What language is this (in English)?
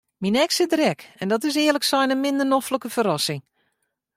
Western Frisian